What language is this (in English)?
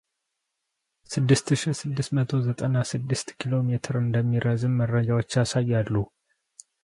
Amharic